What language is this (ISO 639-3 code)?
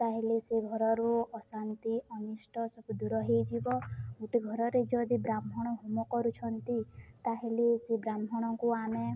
ori